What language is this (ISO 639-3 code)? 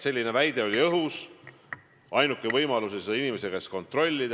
est